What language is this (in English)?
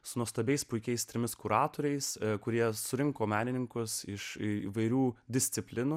Lithuanian